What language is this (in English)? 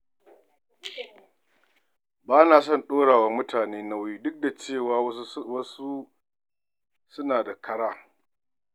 Hausa